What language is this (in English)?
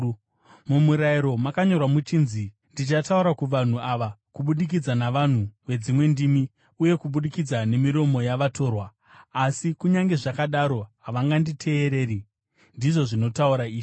Shona